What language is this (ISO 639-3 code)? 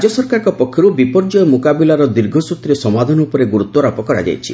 ori